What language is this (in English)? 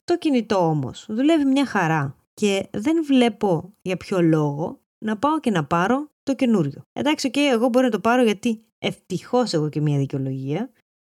Greek